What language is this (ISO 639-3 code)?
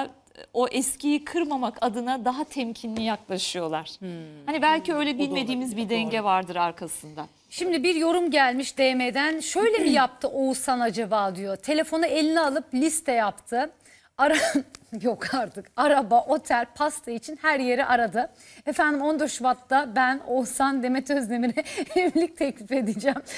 tur